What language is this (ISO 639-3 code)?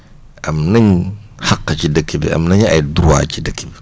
wol